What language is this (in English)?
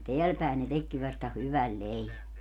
Finnish